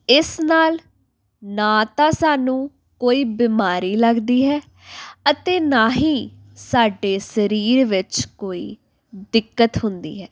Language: Punjabi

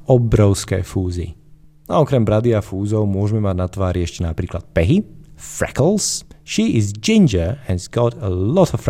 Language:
Slovak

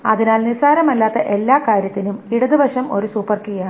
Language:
Malayalam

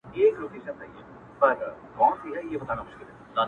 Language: Pashto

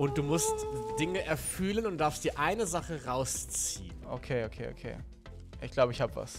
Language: German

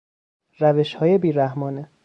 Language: Persian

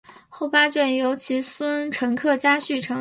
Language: Chinese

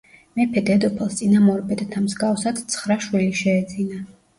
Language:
Georgian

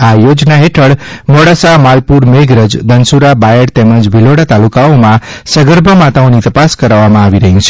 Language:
Gujarati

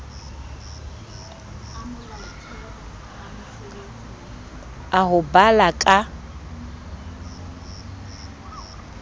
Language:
Southern Sotho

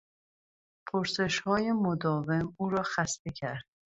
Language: Persian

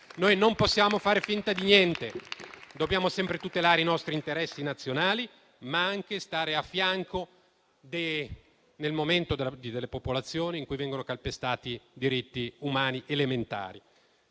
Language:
Italian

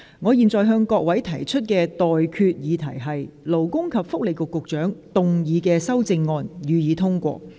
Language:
Cantonese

